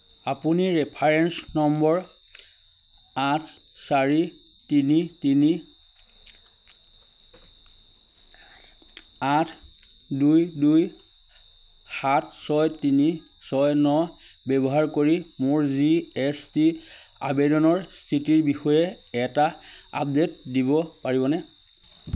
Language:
Assamese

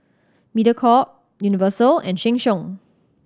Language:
English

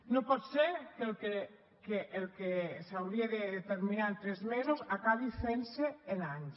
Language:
Catalan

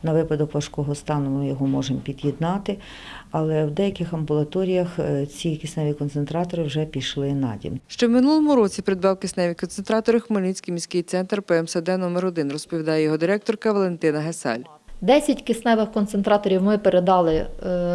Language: Ukrainian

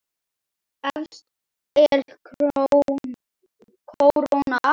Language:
Icelandic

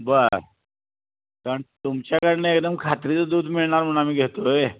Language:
Marathi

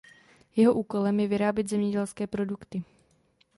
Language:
Czech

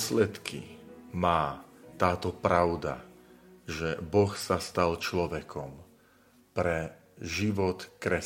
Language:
Slovak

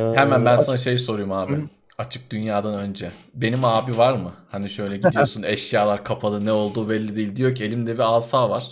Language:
Turkish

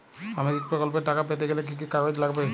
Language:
Bangla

